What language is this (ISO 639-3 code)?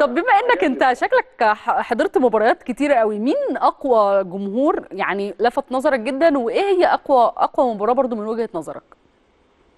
ara